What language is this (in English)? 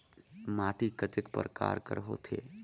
Chhattisgarhi